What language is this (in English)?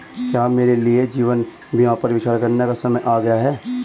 Hindi